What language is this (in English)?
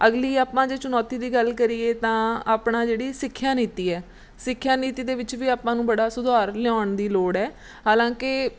Punjabi